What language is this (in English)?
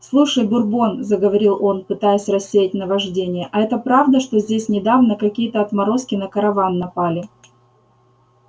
Russian